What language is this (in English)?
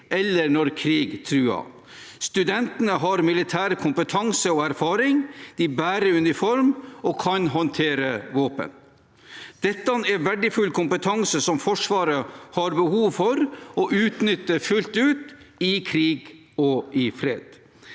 Norwegian